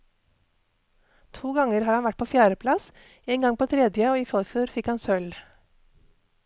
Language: Norwegian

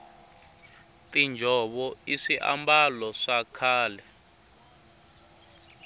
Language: Tsonga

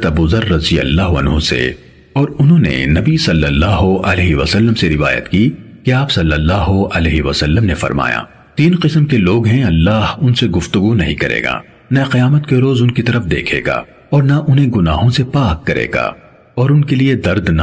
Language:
Urdu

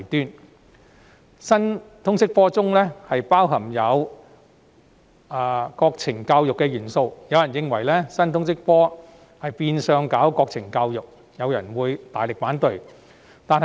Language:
Cantonese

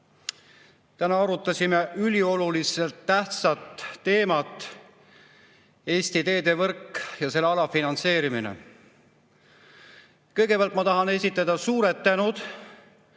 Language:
Estonian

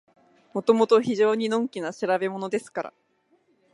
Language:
Japanese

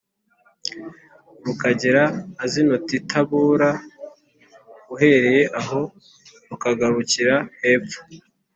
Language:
Kinyarwanda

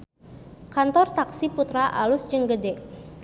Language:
Sundanese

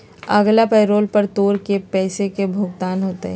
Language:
Magahi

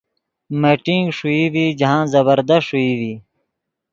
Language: Yidgha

